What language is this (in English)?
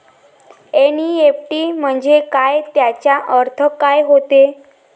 Marathi